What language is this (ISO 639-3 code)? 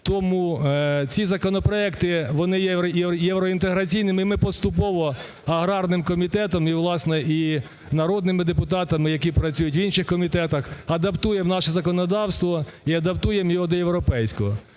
ukr